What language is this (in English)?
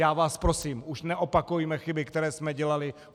Czech